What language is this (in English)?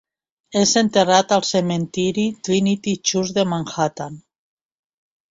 Catalan